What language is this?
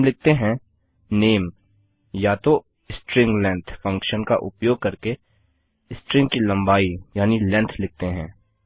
Hindi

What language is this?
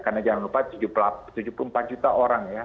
Indonesian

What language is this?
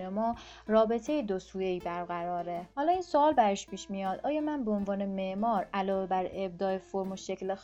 Persian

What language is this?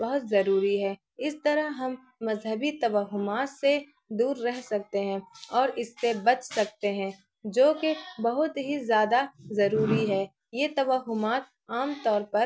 Urdu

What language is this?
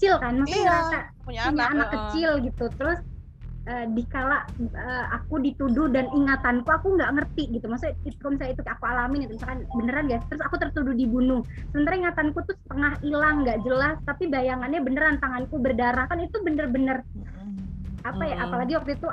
Indonesian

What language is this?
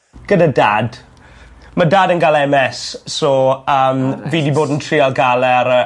Welsh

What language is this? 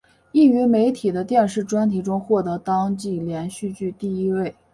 Chinese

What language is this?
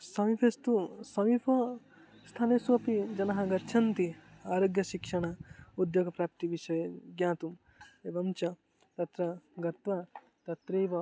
Sanskrit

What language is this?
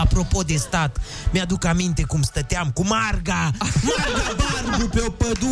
Romanian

